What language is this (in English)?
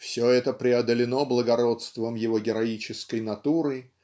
Russian